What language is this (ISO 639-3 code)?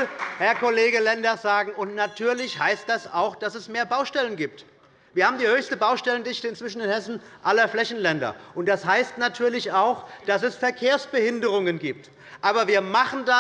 deu